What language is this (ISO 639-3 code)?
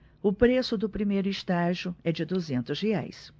por